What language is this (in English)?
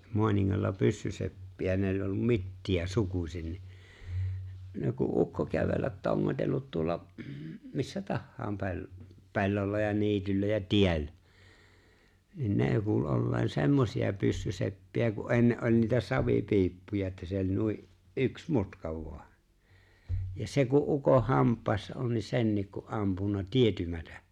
Finnish